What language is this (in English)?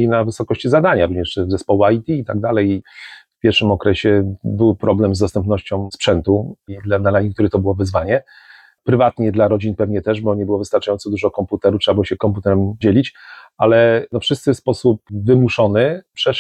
Polish